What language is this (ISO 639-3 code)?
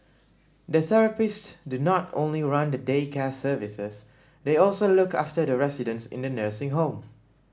eng